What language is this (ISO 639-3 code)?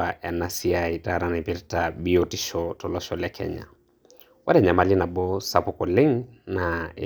mas